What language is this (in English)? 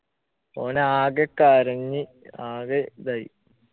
Malayalam